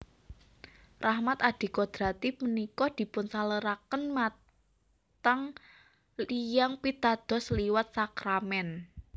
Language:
Javanese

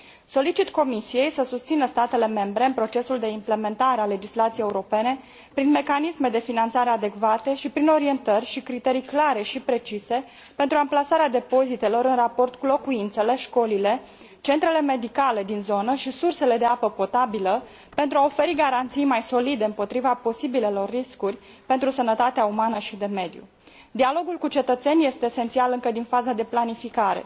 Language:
Romanian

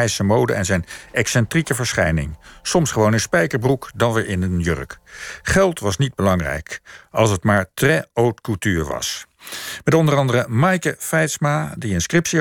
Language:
Dutch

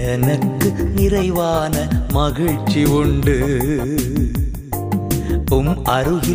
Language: Tamil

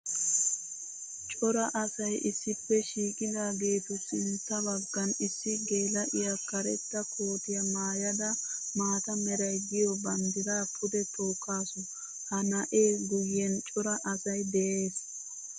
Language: Wolaytta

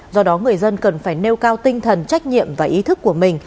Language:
Vietnamese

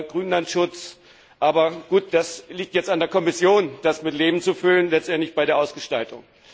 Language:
German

